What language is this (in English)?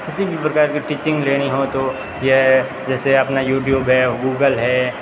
Hindi